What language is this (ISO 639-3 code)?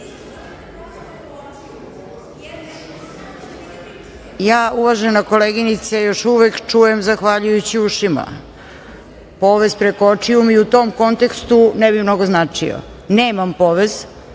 srp